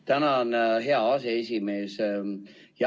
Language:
Estonian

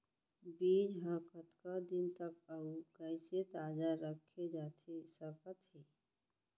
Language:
Chhattisgarhi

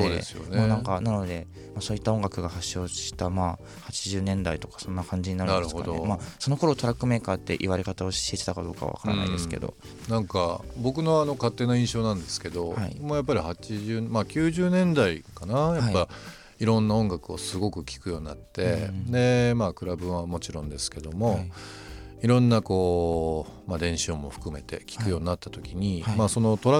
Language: Japanese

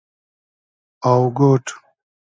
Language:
Hazaragi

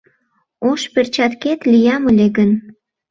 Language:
Mari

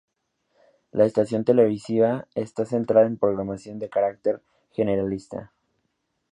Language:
Spanish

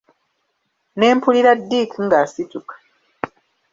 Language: Ganda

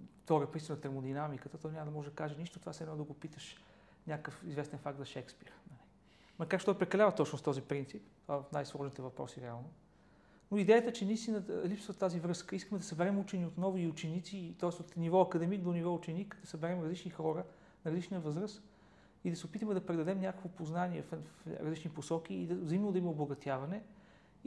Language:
Bulgarian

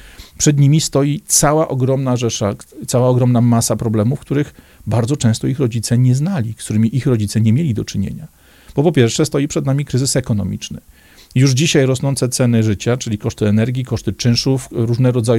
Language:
Polish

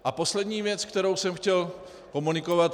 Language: Czech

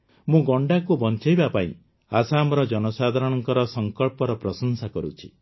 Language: Odia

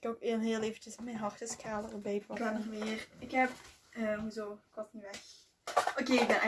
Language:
Dutch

